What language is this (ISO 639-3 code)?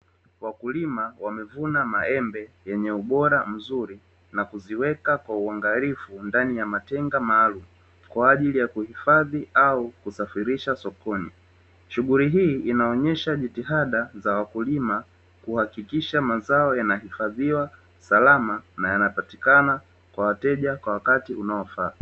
swa